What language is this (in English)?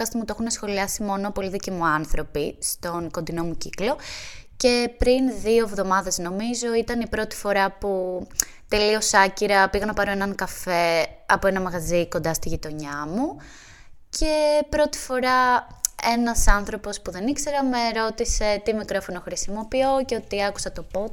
Greek